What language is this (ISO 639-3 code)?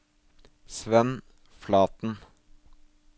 nor